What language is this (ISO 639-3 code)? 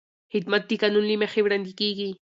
pus